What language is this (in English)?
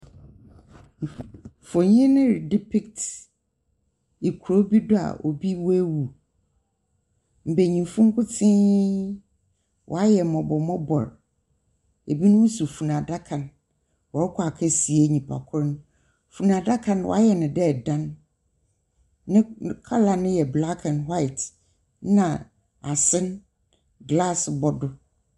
Akan